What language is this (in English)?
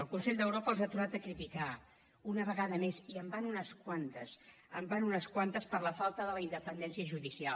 Catalan